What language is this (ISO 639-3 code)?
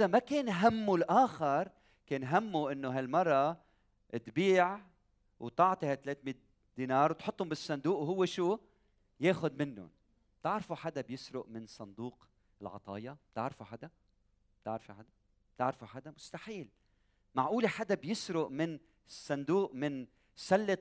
ara